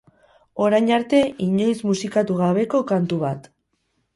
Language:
Basque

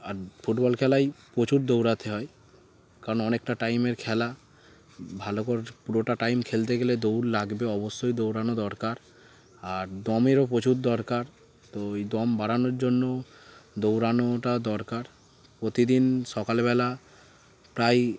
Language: Bangla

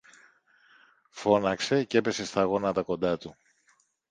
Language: Greek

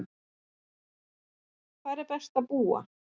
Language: Icelandic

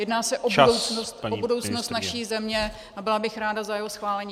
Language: Czech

